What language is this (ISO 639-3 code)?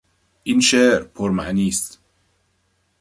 fas